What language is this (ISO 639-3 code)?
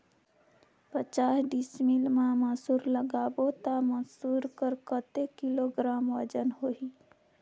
hne